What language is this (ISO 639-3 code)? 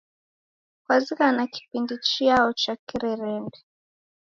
dav